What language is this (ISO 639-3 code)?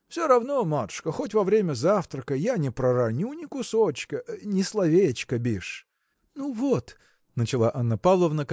rus